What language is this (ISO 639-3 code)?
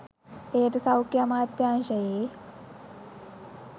sin